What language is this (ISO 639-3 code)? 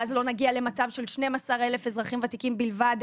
heb